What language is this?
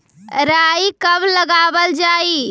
Magahi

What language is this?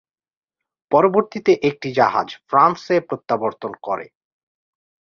Bangla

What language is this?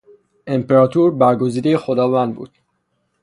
Persian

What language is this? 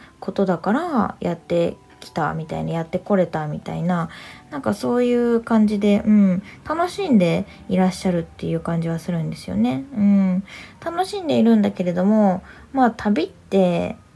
Japanese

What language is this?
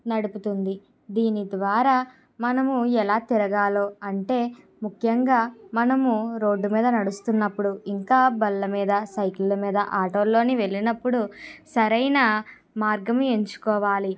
Telugu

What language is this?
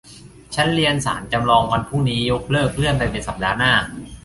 Thai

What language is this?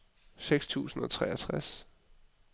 Danish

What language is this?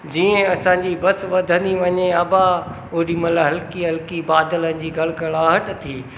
Sindhi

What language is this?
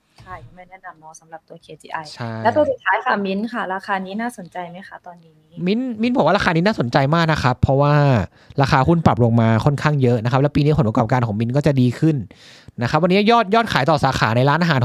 Thai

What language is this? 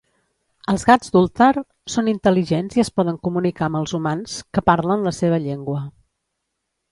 Catalan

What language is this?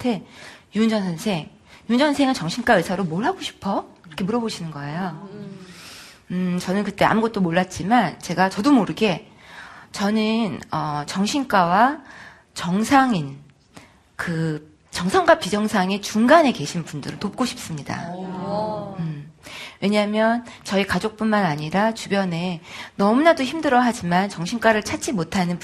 Korean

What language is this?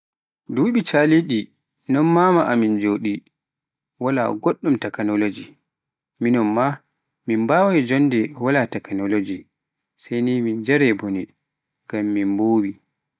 Pular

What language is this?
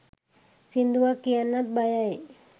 Sinhala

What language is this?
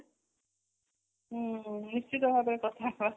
Odia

